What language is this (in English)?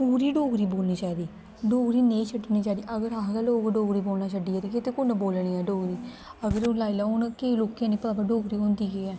Dogri